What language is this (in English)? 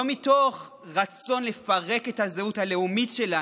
Hebrew